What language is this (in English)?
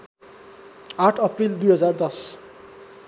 Nepali